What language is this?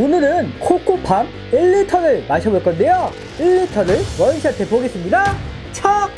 Korean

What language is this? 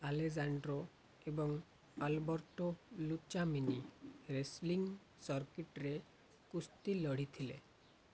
Odia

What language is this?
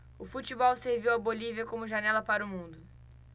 Portuguese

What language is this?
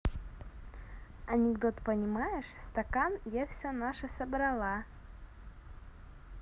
Russian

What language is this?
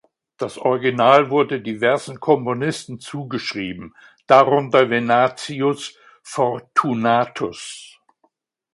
German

